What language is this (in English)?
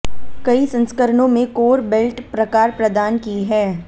Hindi